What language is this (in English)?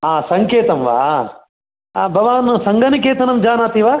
Sanskrit